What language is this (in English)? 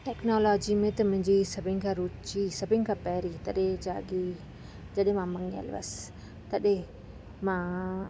Sindhi